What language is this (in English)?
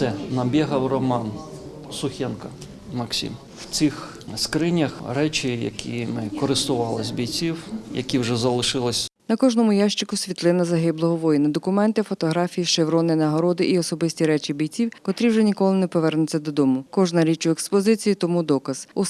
Ukrainian